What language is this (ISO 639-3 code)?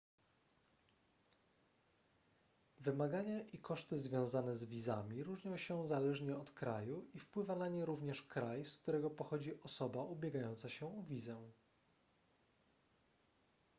pol